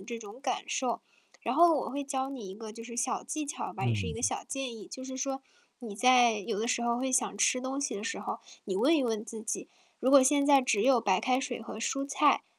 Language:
Chinese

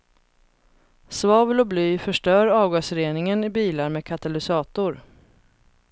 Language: Swedish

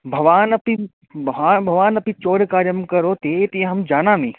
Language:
Sanskrit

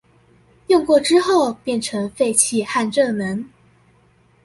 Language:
Chinese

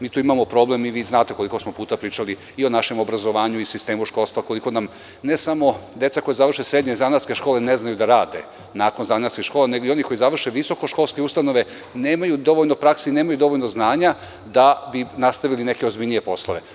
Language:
Serbian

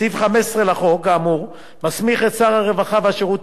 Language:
Hebrew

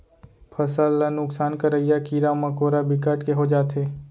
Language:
Chhattisgarhi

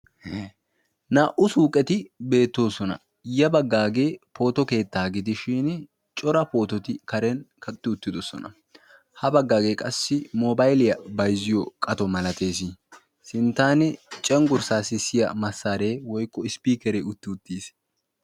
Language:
Wolaytta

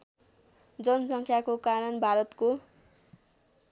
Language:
Nepali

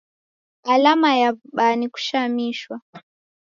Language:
Taita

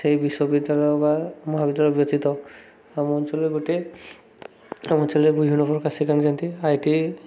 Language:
Odia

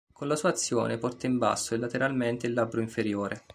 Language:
Italian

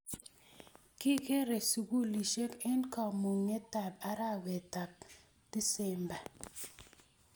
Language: Kalenjin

